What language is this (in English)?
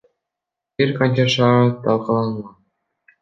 Kyrgyz